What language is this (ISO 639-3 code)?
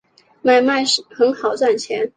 zho